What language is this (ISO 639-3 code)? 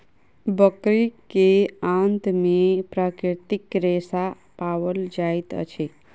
mai